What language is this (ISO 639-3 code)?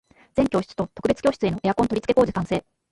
jpn